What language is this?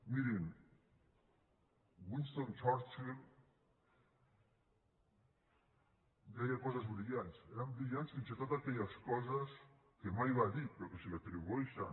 Catalan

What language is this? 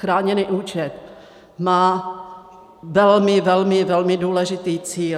Czech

